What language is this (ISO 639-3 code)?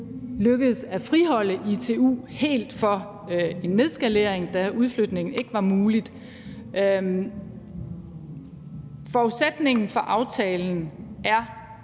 dan